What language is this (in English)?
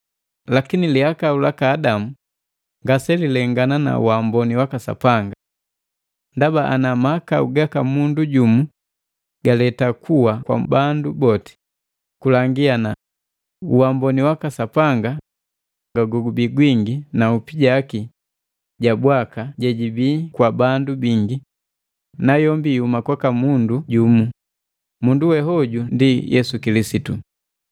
Matengo